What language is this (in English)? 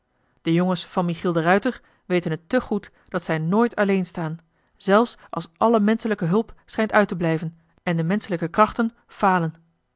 Dutch